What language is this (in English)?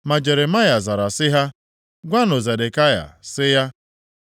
Igbo